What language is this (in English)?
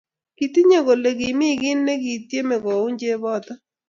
Kalenjin